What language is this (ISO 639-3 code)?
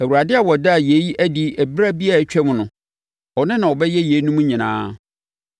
aka